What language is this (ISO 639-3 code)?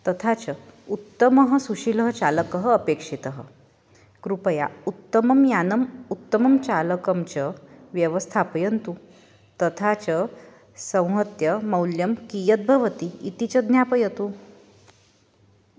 san